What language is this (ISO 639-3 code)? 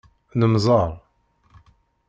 kab